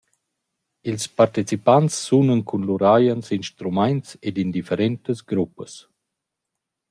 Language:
Romansh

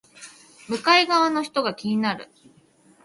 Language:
Japanese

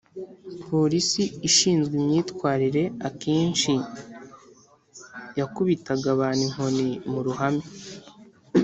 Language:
Kinyarwanda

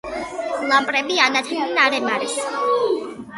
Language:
Georgian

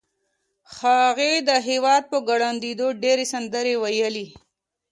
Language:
Pashto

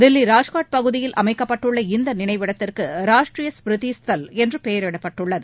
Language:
Tamil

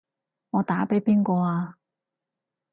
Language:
Cantonese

